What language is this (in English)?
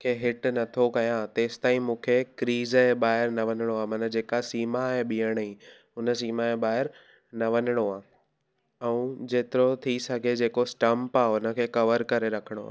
Sindhi